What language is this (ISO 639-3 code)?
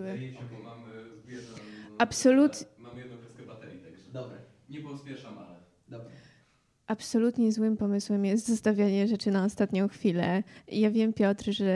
pol